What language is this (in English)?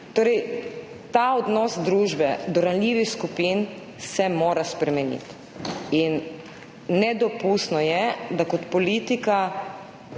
Slovenian